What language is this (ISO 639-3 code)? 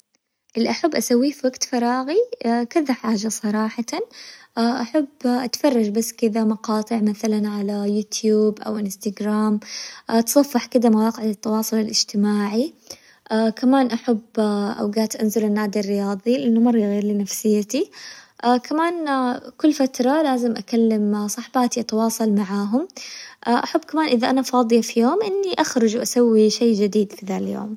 acw